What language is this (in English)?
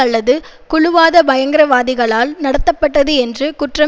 Tamil